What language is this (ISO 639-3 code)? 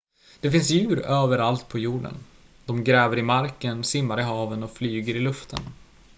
swe